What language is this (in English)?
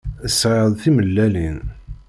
Kabyle